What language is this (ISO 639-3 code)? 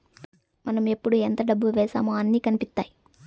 tel